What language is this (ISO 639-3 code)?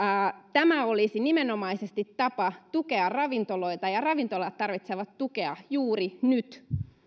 fin